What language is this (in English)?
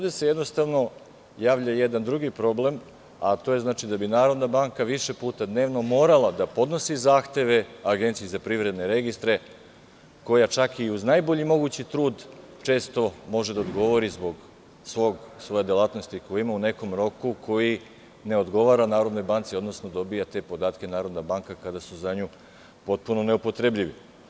Serbian